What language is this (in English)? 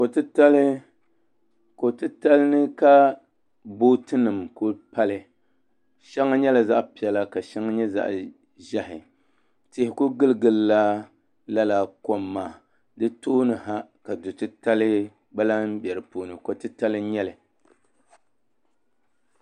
Dagbani